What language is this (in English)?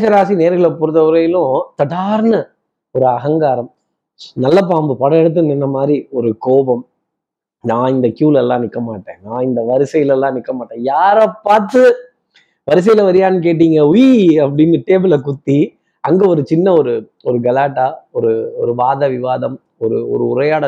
Tamil